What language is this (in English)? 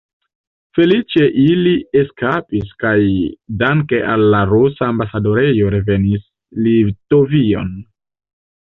Esperanto